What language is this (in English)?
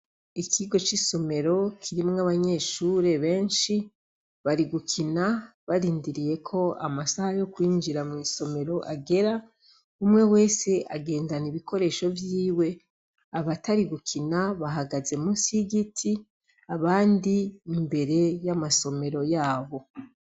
Rundi